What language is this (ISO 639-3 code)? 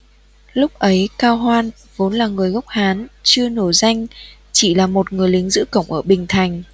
vie